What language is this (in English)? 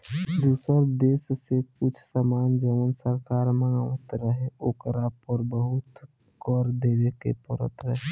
Bhojpuri